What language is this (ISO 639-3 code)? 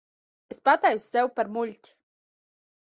lav